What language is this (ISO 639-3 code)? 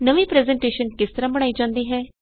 pan